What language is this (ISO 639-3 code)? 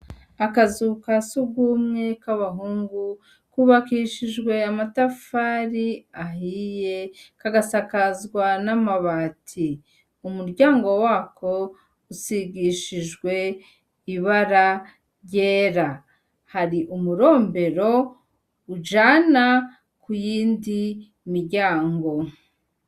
run